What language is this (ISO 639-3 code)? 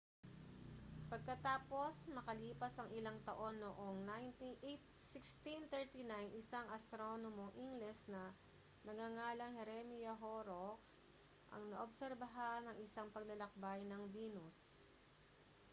fil